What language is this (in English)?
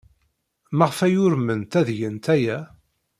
Kabyle